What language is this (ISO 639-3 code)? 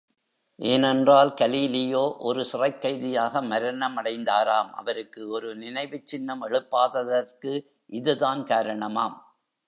tam